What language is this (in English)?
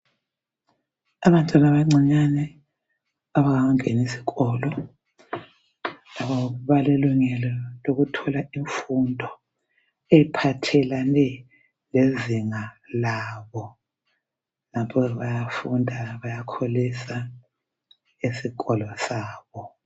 North Ndebele